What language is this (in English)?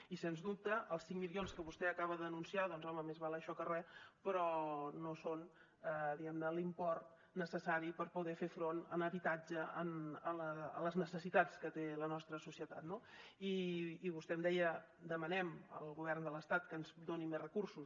Catalan